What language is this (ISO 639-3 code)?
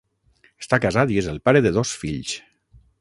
cat